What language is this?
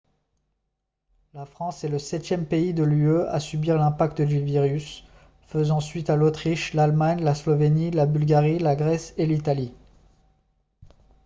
French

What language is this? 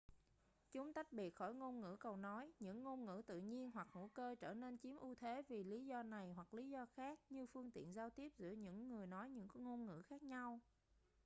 Vietnamese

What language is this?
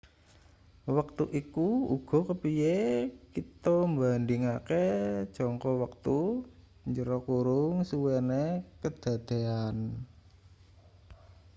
Javanese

